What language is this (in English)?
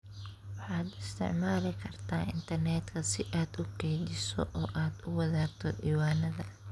Somali